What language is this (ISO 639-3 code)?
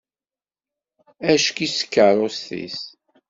kab